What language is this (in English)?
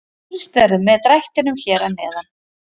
Icelandic